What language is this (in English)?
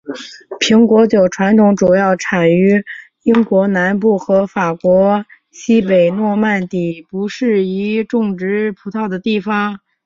Chinese